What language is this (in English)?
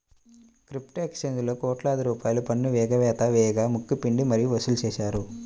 Telugu